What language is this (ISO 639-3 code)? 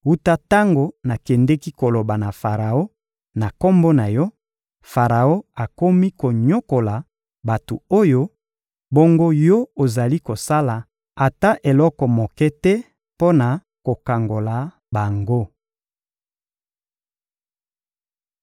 lin